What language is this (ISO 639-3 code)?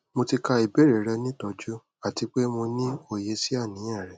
yor